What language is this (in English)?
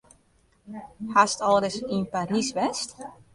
Western Frisian